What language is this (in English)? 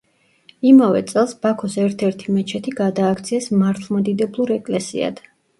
Georgian